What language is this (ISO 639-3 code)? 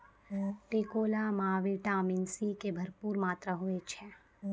mai